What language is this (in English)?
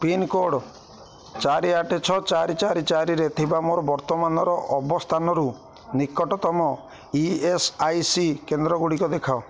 Odia